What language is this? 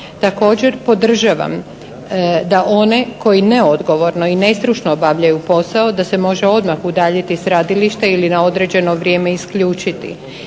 Croatian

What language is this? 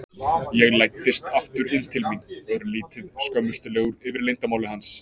Icelandic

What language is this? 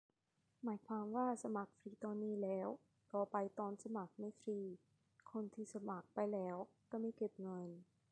Thai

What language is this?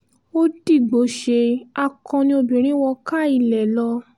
Yoruba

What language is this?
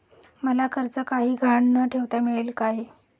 Marathi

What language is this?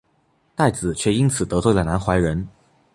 Chinese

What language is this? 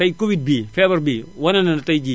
Wolof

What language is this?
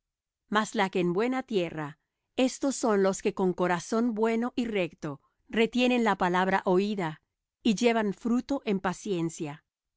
Spanish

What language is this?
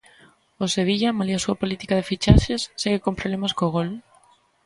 Galician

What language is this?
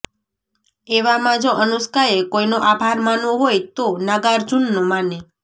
Gujarati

